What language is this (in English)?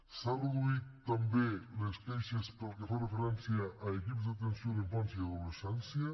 Catalan